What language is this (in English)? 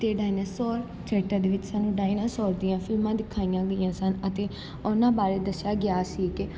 Punjabi